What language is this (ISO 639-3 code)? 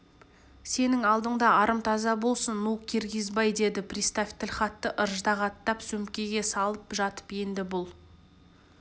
kaz